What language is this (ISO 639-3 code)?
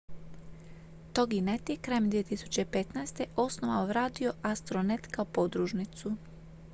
hrv